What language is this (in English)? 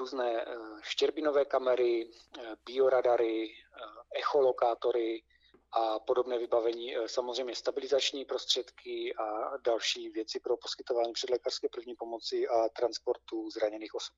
Czech